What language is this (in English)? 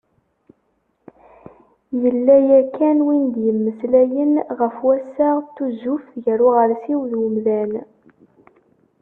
Kabyle